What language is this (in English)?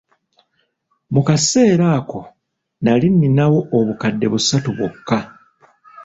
Ganda